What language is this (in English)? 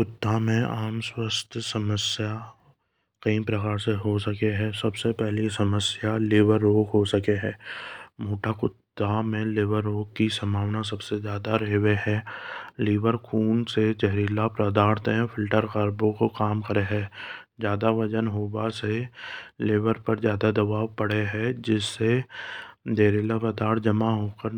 Hadothi